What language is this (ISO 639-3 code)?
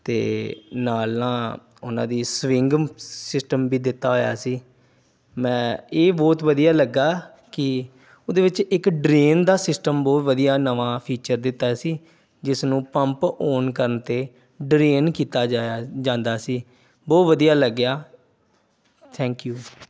pan